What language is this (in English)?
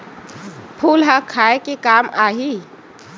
Chhattisgarhi